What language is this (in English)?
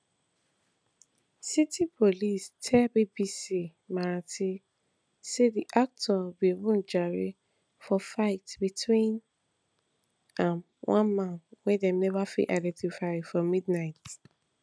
Nigerian Pidgin